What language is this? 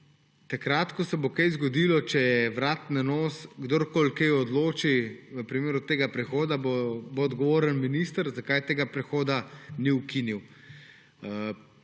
Slovenian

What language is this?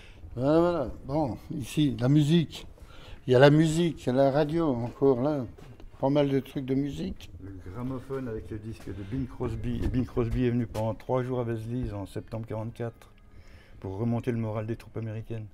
French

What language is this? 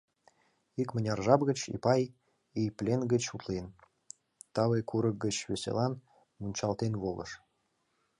Mari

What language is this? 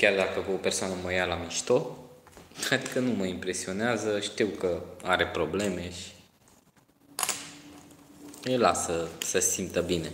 Romanian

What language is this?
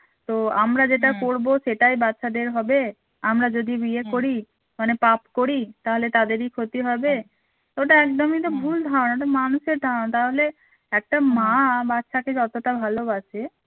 Bangla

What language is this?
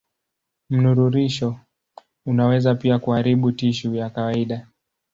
Swahili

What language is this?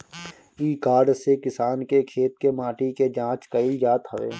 Bhojpuri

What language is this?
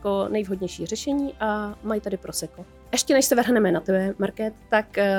Czech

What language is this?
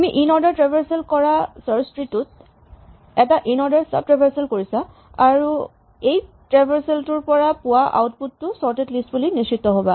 Assamese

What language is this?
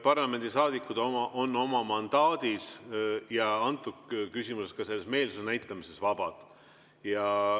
Estonian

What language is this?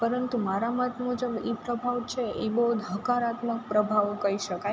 Gujarati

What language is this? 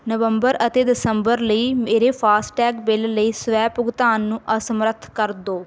Punjabi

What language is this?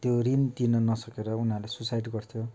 Nepali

